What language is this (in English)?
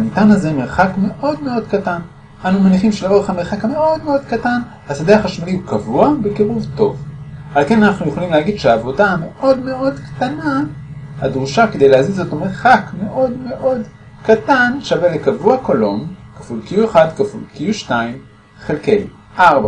Hebrew